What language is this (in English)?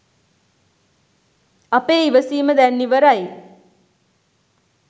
Sinhala